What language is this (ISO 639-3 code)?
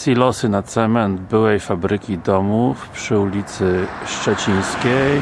pol